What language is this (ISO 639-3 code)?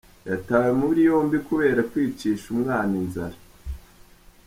kin